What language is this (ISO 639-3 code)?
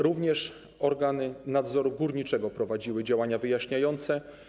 pol